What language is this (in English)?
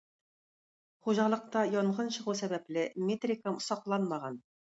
Tatar